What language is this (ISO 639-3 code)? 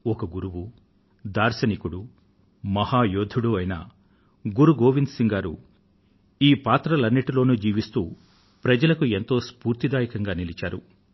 tel